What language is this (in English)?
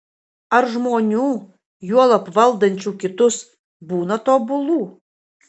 Lithuanian